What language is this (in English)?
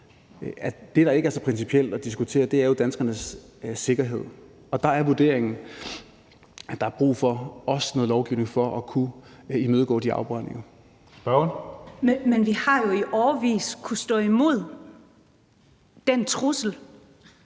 Danish